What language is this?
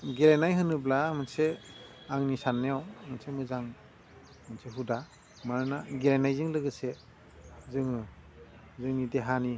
Bodo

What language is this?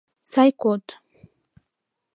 Mari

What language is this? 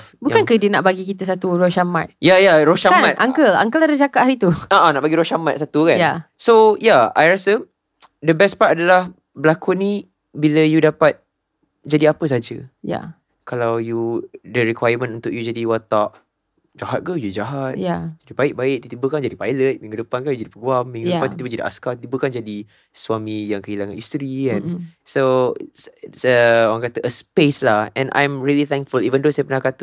Malay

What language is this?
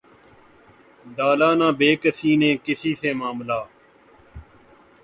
Urdu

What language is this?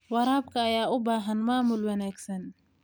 Somali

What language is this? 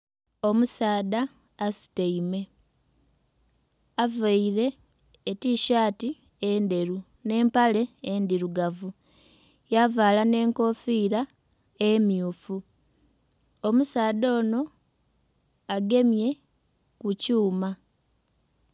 Soga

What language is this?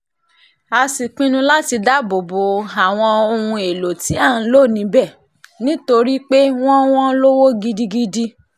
Yoruba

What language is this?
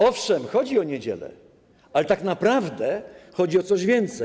Polish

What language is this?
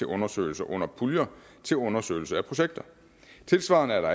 Danish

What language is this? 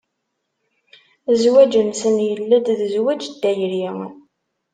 Kabyle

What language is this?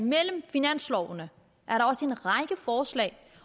Danish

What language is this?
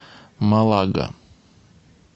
Russian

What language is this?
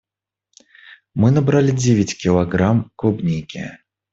Russian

